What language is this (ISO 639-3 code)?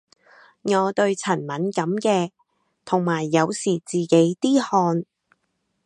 yue